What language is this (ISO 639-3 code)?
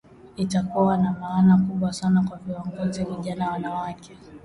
swa